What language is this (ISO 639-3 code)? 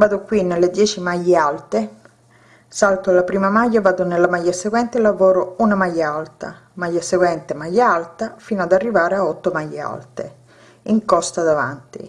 ita